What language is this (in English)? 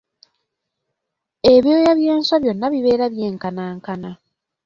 Ganda